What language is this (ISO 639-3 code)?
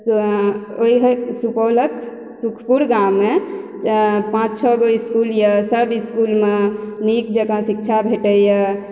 mai